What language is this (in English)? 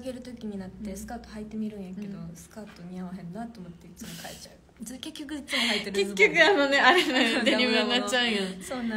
Japanese